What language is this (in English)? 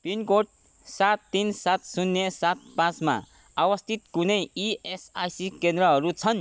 Nepali